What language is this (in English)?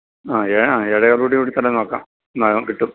Malayalam